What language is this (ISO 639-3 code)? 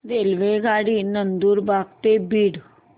mar